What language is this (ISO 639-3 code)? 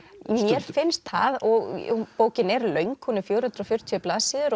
isl